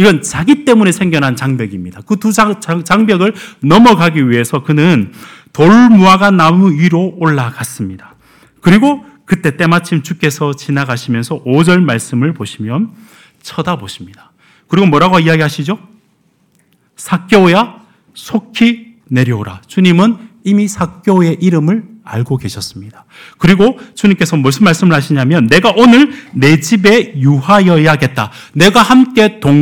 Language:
Korean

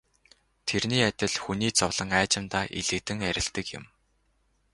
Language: Mongolian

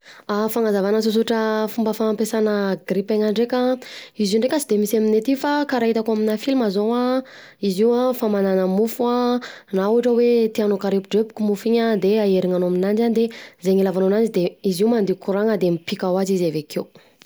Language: Southern Betsimisaraka Malagasy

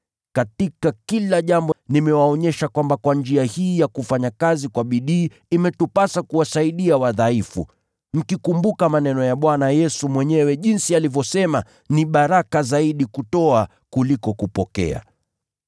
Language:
Swahili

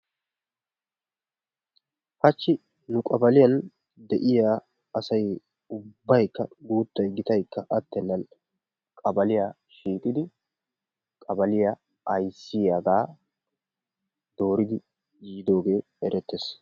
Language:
Wolaytta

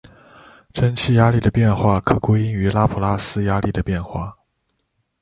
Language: Chinese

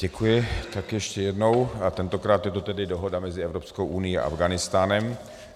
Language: Czech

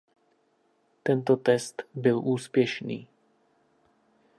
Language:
Czech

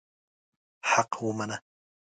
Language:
Pashto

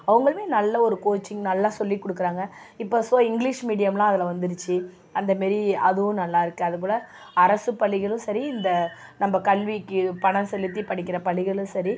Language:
Tamil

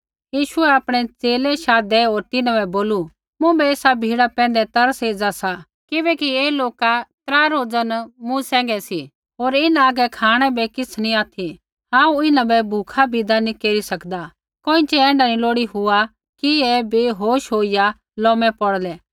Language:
Kullu Pahari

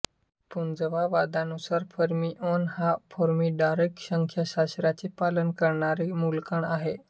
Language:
Marathi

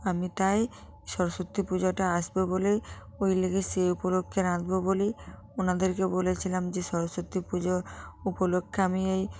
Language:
Bangla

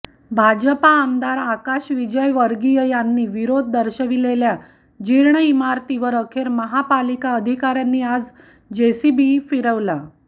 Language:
Marathi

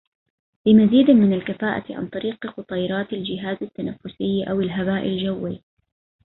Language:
Arabic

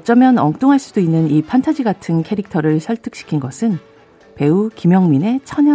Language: Korean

